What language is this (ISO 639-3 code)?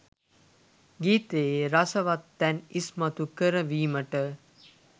sin